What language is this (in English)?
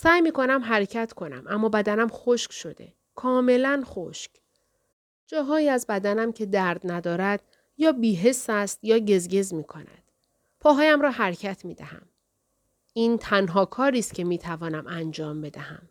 Persian